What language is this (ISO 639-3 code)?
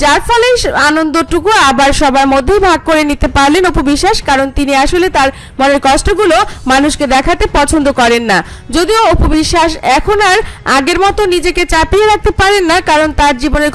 eng